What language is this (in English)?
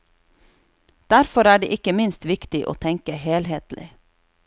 Norwegian